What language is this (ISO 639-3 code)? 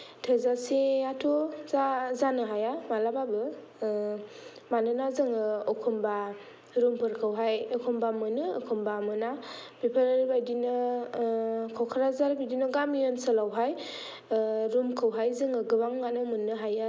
brx